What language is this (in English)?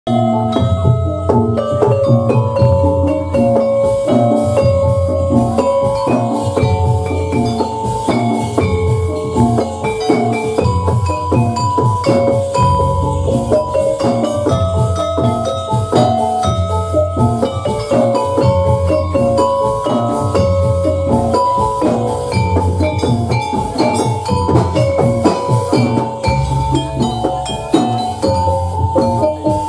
Indonesian